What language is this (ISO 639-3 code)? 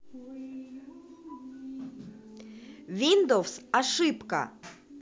rus